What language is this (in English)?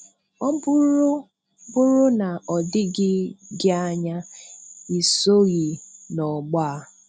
Igbo